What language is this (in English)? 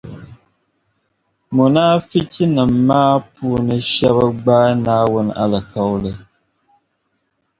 Dagbani